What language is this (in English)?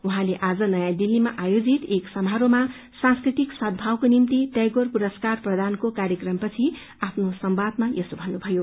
Nepali